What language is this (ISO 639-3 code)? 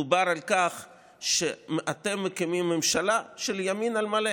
heb